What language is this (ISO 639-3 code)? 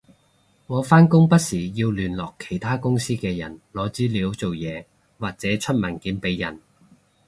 yue